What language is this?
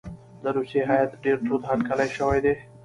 Pashto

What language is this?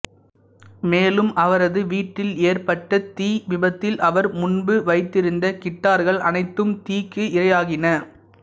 Tamil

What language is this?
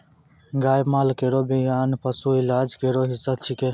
Maithili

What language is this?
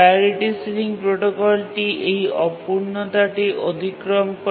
Bangla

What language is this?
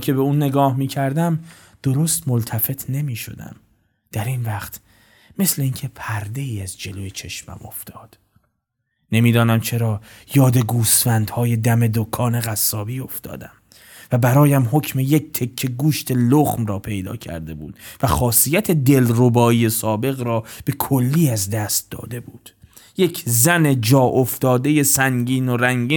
Persian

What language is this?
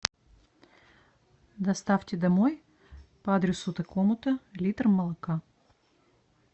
Russian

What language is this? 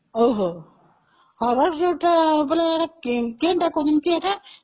Odia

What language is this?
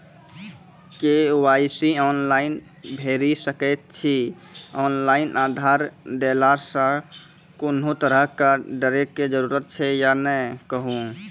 Maithili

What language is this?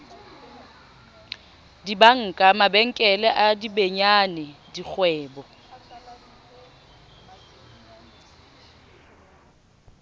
Southern Sotho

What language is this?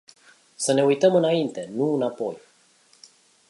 Romanian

